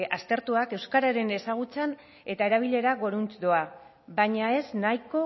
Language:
Basque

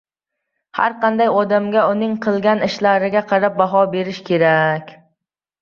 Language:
Uzbek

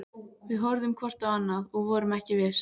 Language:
Icelandic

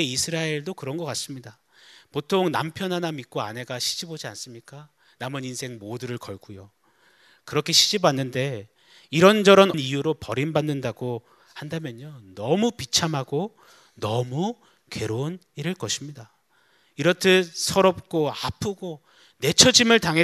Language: Korean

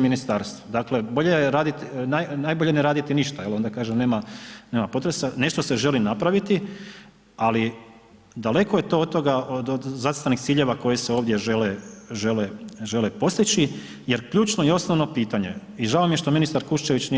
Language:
Croatian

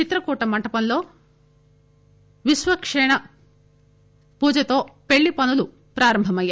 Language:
Telugu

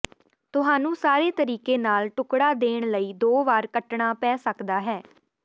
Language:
Punjabi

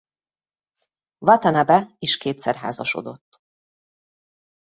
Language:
Hungarian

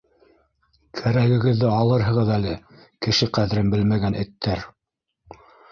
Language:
Bashkir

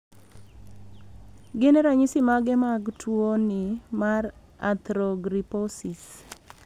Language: Luo (Kenya and Tanzania)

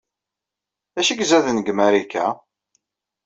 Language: Kabyle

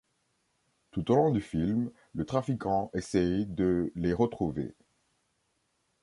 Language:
French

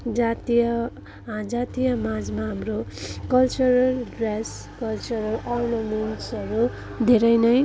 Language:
Nepali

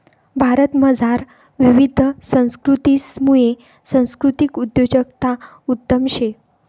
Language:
Marathi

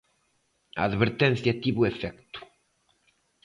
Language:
Galician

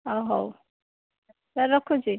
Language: Odia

